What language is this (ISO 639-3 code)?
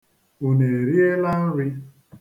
ibo